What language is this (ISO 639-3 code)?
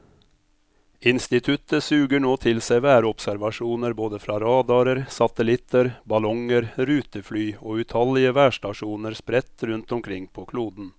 nor